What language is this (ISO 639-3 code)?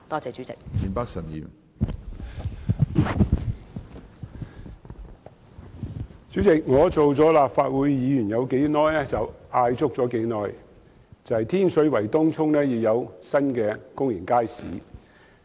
yue